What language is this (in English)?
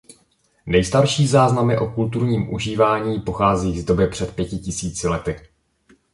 Czech